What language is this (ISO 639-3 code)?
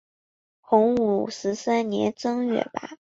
zho